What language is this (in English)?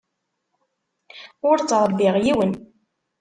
Kabyle